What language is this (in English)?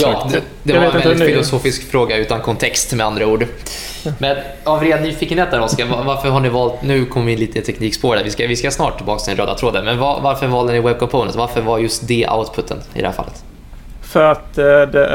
Swedish